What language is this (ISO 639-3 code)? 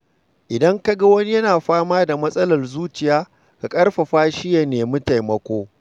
hau